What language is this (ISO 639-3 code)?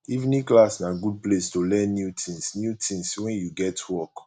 pcm